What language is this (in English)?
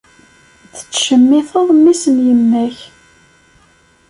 Kabyle